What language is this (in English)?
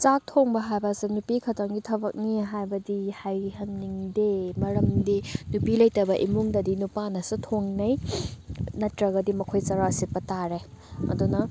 Manipuri